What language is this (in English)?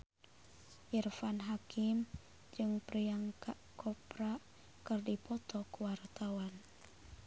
Sundanese